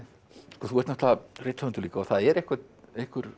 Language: Icelandic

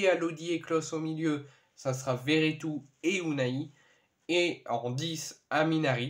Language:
French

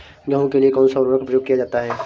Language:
Hindi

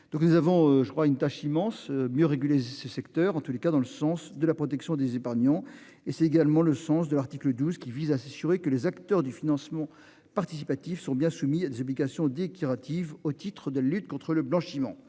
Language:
French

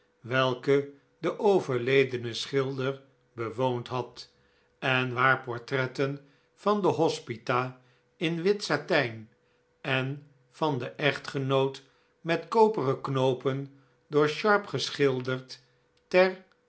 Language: Dutch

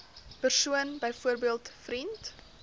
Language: Afrikaans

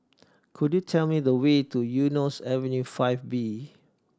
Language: English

